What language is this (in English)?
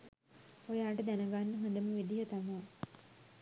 Sinhala